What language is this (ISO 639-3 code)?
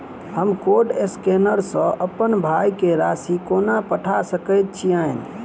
mai